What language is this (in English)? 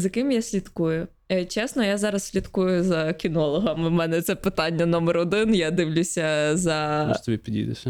Ukrainian